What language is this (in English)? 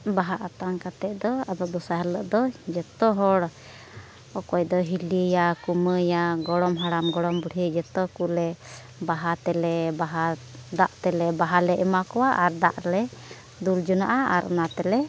Santali